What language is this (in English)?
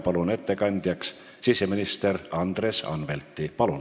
Estonian